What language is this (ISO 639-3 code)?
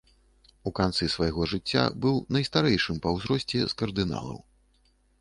bel